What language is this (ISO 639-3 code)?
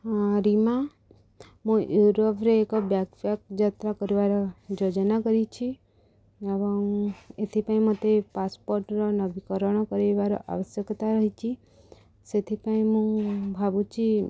ori